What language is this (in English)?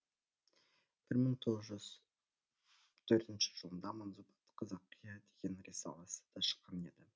Kazakh